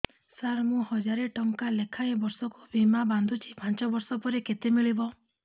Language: Odia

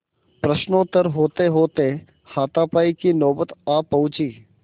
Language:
Hindi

